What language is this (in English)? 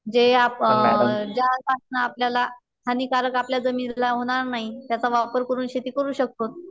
Marathi